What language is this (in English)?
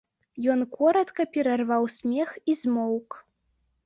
Belarusian